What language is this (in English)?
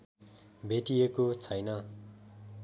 Nepali